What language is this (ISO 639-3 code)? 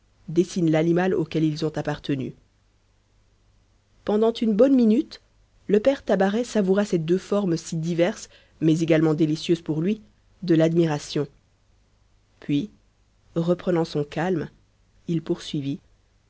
fra